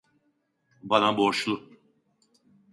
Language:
Turkish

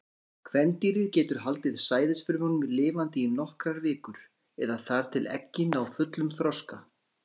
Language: Icelandic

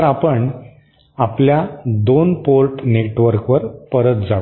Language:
Marathi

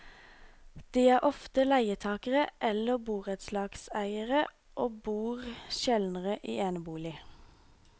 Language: Norwegian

